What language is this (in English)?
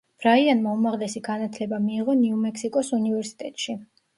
Georgian